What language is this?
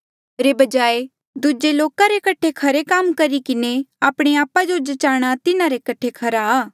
Mandeali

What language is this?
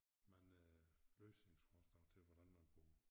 Danish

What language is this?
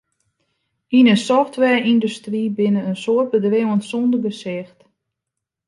Western Frisian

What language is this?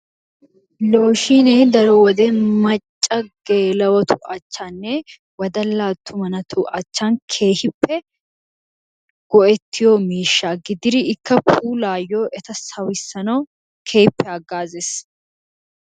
Wolaytta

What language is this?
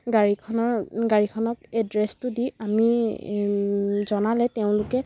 Assamese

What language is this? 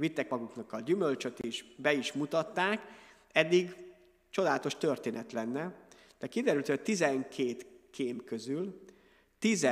Hungarian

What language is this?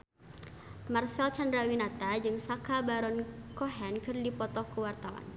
Sundanese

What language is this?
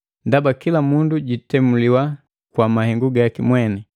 Matengo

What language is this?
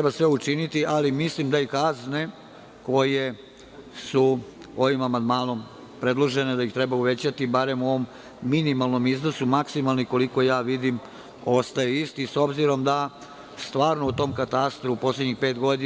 Serbian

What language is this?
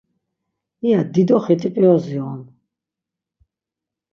Laz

